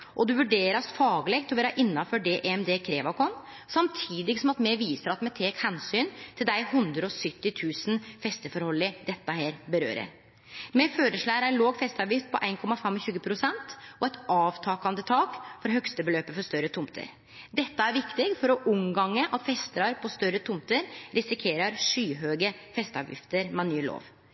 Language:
Norwegian Nynorsk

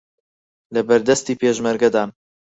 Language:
Central Kurdish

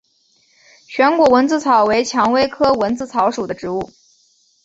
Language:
Chinese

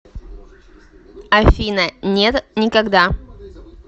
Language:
Russian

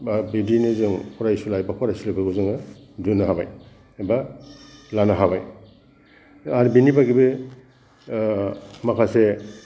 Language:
Bodo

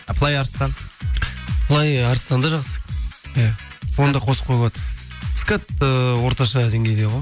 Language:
Kazakh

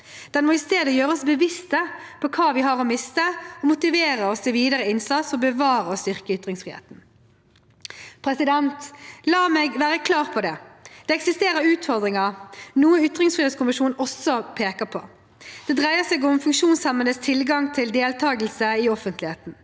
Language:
Norwegian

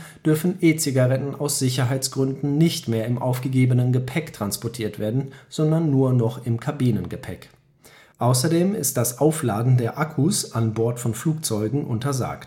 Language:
German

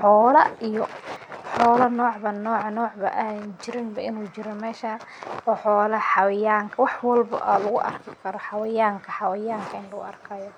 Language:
Somali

